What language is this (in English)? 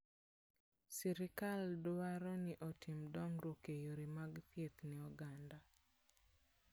Luo (Kenya and Tanzania)